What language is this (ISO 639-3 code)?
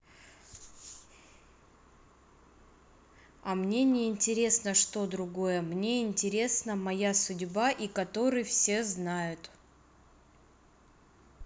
rus